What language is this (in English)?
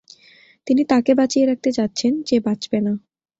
Bangla